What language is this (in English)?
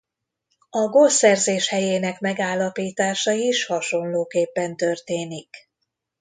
Hungarian